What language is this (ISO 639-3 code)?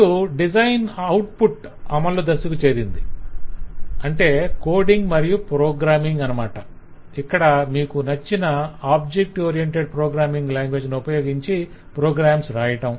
tel